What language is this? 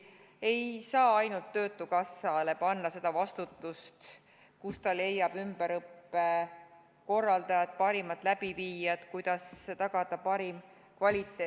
Estonian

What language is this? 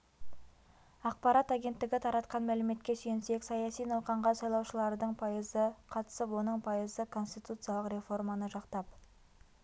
Kazakh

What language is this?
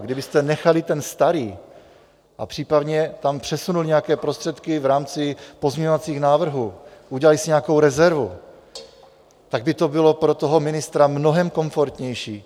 Czech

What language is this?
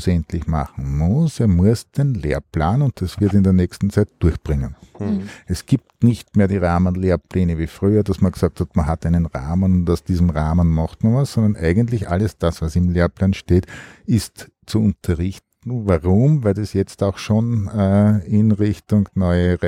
German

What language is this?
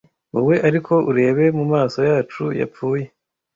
Kinyarwanda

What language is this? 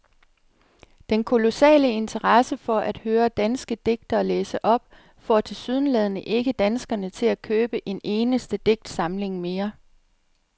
Danish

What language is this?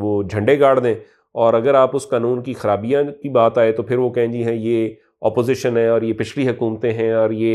Urdu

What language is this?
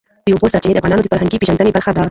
Pashto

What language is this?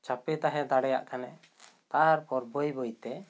Santali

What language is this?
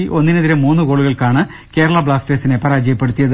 Malayalam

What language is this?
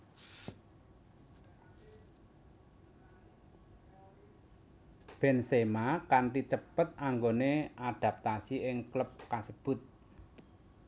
Javanese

